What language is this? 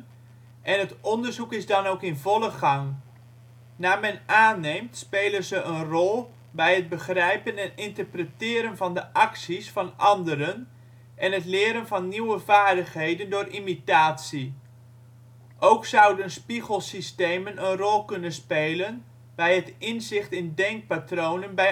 Dutch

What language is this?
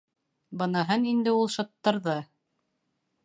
Bashkir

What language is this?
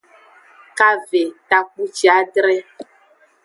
Aja (Benin)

